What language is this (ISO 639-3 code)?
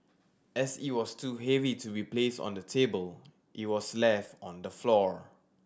eng